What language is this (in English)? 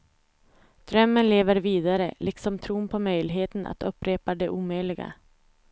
Swedish